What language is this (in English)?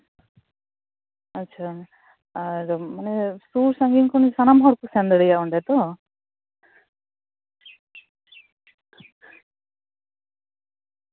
Santali